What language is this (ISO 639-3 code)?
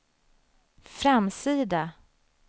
swe